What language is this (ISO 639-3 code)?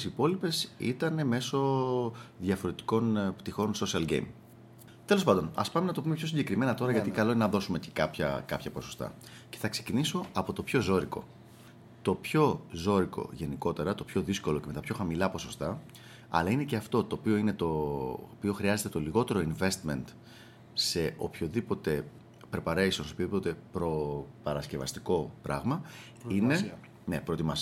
ell